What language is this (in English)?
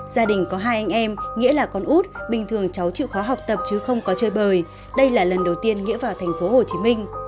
Vietnamese